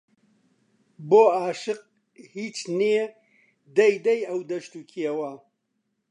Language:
Central Kurdish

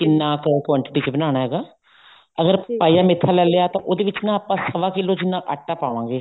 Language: Punjabi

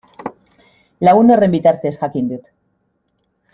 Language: Basque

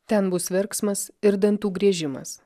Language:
Lithuanian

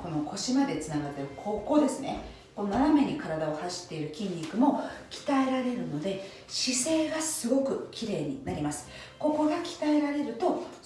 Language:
Japanese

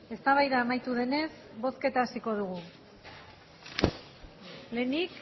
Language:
Basque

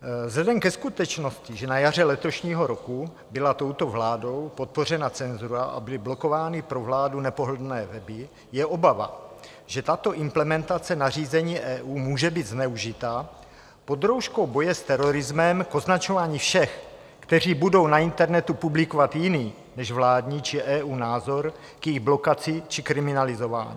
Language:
Czech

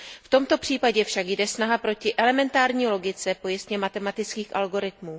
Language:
Czech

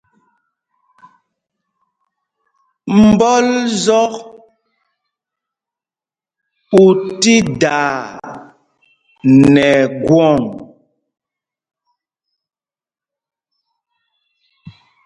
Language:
Mpumpong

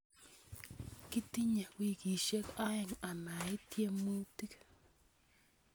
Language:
Kalenjin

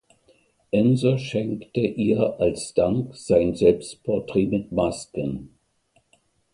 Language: German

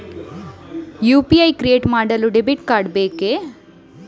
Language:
Kannada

